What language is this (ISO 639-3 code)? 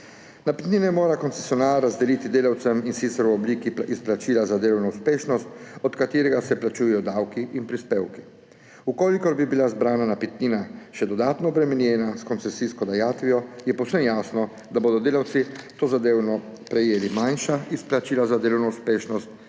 slv